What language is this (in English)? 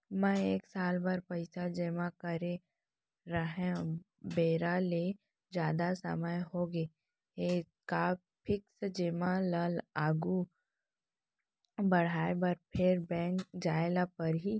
Chhattisgarhi